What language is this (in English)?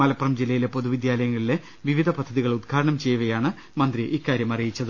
Malayalam